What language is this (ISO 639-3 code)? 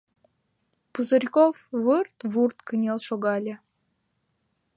chm